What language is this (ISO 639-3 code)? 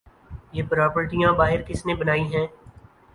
urd